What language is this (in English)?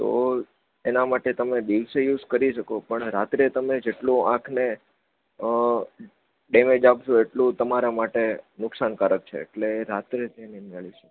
Gujarati